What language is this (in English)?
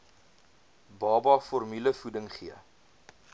Afrikaans